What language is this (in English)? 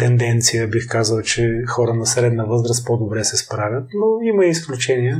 Bulgarian